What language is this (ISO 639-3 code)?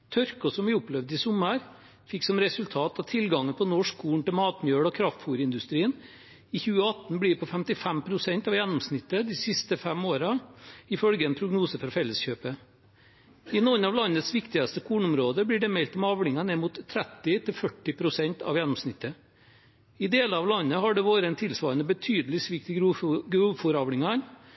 nob